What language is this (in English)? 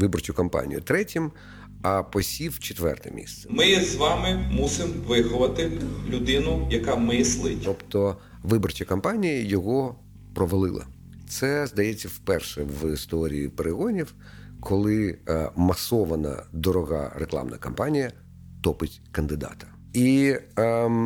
Ukrainian